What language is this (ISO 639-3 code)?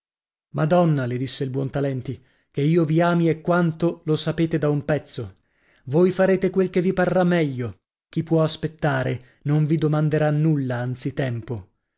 ita